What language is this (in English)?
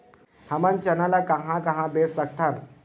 Chhattisgarhi